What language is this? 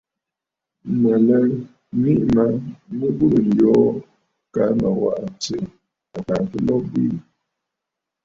Bafut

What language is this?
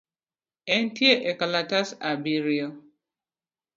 Luo (Kenya and Tanzania)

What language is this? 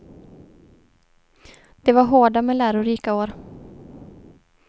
Swedish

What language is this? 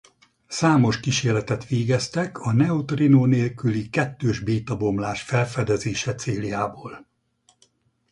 Hungarian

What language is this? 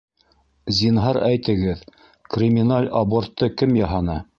Bashkir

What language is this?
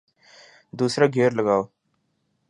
Urdu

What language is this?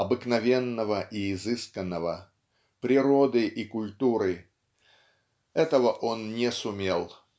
Russian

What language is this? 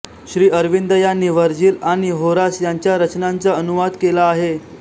Marathi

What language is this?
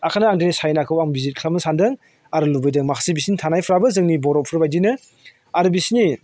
Bodo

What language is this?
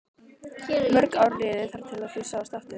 Icelandic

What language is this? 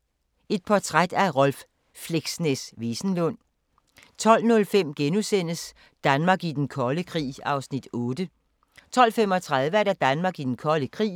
Danish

